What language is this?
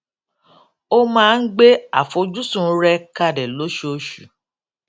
Yoruba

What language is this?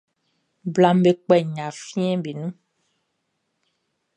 Baoulé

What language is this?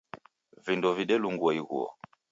Taita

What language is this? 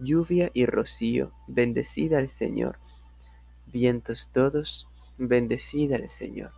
Spanish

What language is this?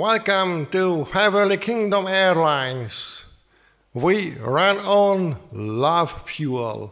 Hungarian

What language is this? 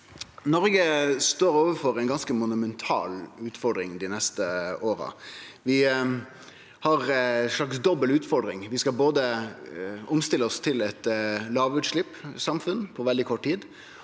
Norwegian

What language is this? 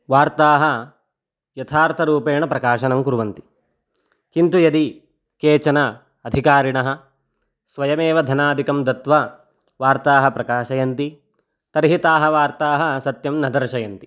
Sanskrit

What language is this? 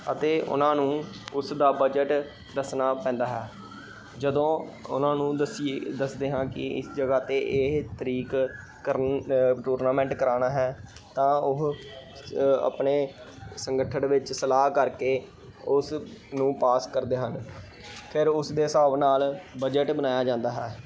Punjabi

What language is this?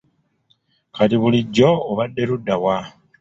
Ganda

